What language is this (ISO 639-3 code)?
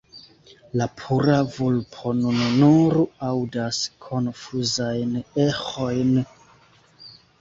epo